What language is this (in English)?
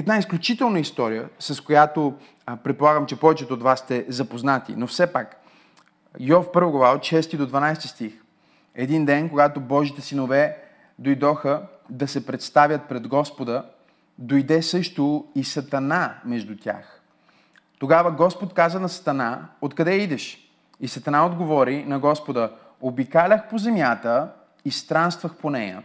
Bulgarian